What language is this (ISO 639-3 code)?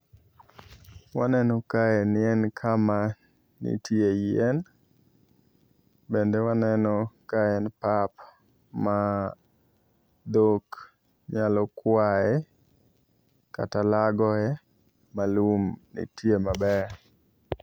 luo